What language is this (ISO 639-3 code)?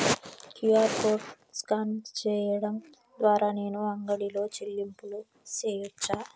tel